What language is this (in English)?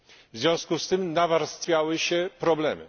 Polish